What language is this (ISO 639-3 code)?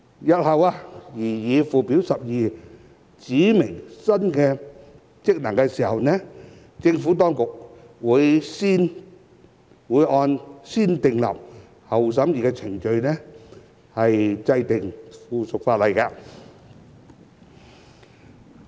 yue